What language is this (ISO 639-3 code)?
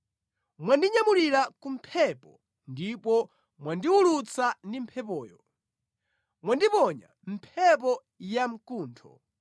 nya